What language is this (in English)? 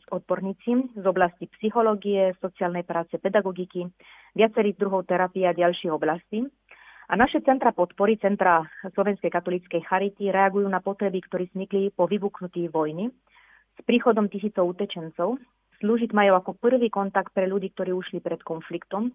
Slovak